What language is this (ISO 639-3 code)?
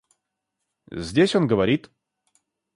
rus